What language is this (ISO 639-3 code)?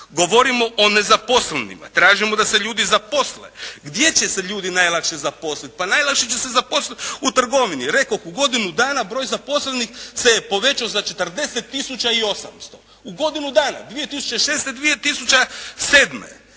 hrv